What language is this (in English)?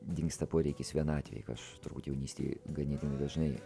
Lithuanian